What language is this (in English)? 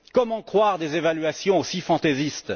French